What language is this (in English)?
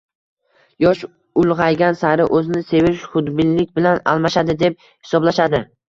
Uzbek